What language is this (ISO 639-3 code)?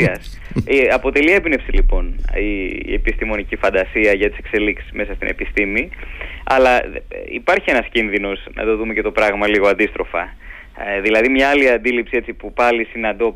ell